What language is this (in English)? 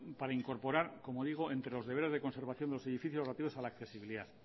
Spanish